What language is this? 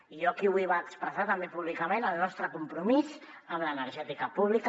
Catalan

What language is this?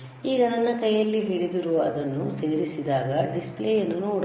Kannada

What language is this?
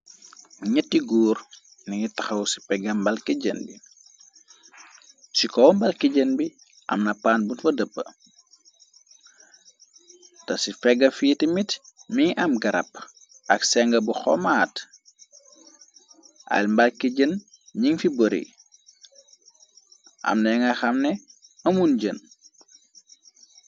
Wolof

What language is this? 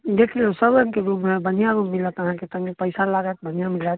Maithili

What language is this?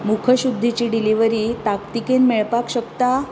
Konkani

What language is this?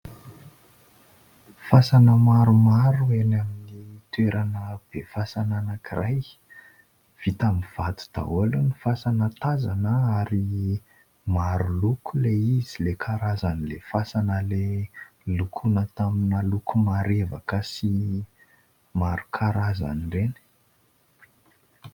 Malagasy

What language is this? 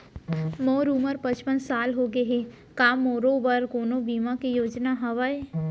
Chhattisgarhi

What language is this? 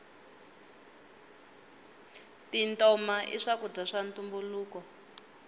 Tsonga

